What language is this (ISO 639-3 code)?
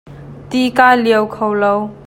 cnh